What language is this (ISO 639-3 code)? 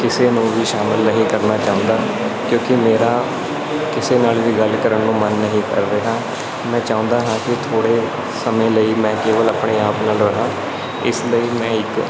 pan